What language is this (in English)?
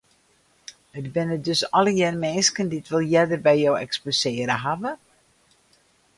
Western Frisian